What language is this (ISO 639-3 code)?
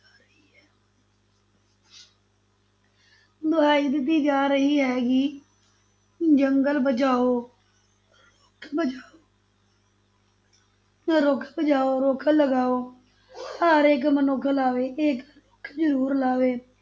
pan